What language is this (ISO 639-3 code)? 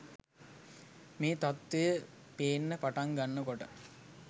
sin